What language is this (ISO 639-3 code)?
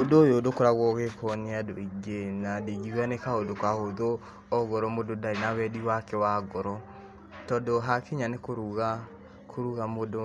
kik